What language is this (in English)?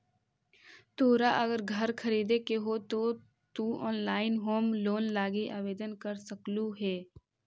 Magahi